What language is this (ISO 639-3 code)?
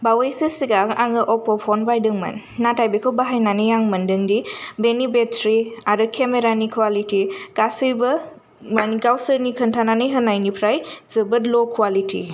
brx